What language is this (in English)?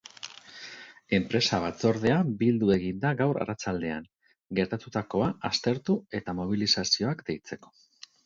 Basque